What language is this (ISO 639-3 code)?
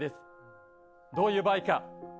jpn